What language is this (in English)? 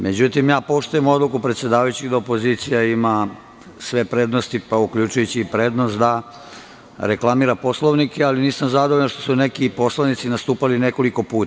Serbian